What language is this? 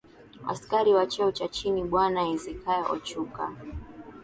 Swahili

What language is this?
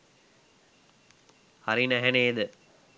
Sinhala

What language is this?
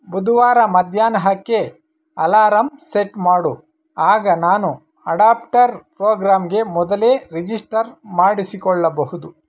Kannada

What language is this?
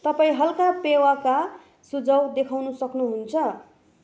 Nepali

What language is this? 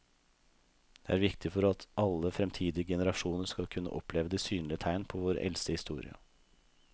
Norwegian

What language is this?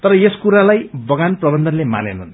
Nepali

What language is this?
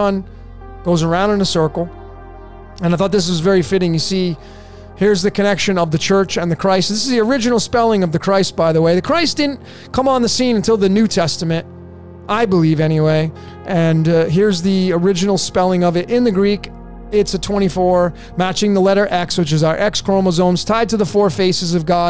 English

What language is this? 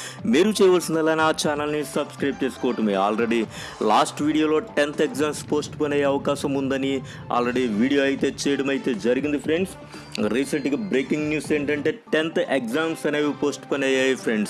Telugu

